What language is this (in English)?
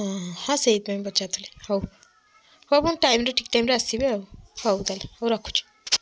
Odia